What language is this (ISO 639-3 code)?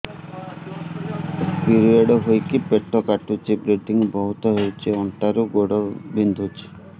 ori